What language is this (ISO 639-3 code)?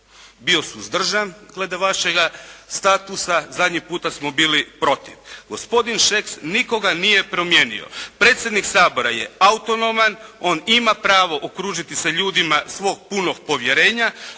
hrv